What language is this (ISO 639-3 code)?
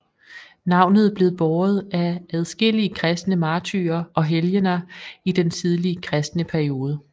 dan